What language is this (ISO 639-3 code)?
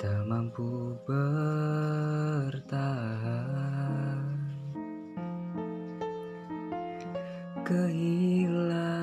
msa